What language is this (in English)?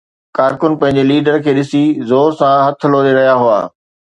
Sindhi